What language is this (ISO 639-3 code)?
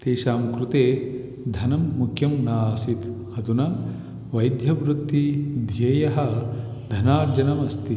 san